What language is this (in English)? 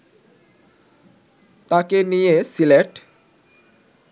Bangla